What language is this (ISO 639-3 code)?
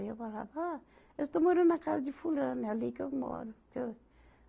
por